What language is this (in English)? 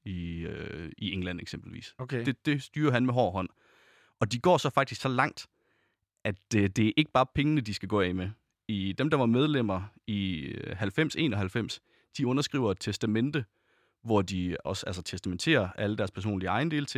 Danish